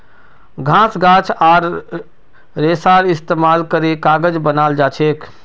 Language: Magahi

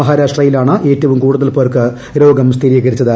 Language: Malayalam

